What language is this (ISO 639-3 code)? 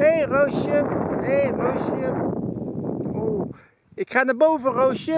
nld